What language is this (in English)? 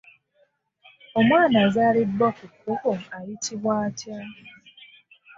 Ganda